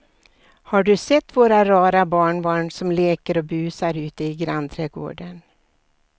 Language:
Swedish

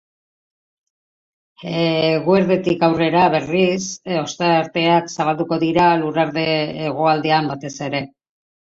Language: Basque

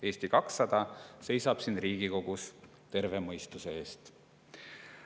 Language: Estonian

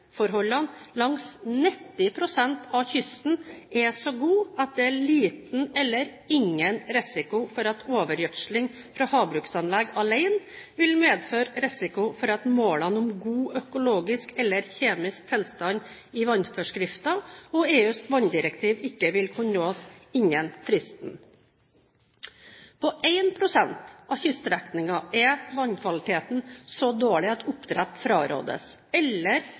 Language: Norwegian Bokmål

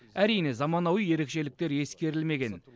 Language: Kazakh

